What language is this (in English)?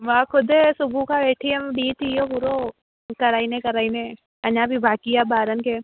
Sindhi